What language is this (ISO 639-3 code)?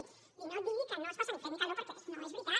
cat